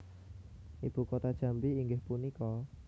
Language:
Javanese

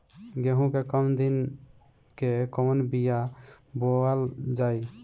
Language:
Bhojpuri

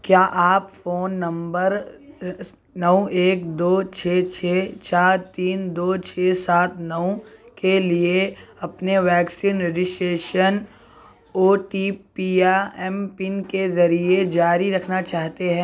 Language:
Urdu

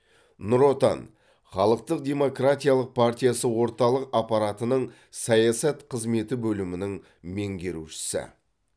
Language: Kazakh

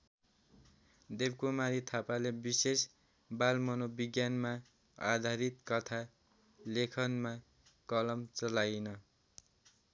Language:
Nepali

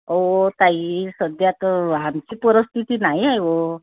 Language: Marathi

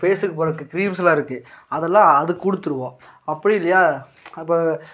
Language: Tamil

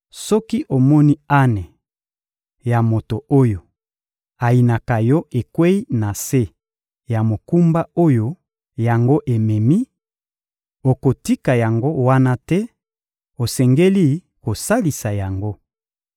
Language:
Lingala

